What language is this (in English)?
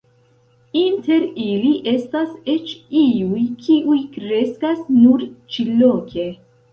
Esperanto